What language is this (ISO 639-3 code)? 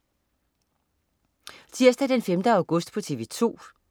dan